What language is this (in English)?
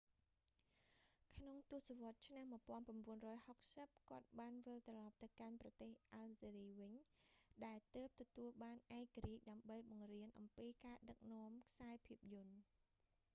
Khmer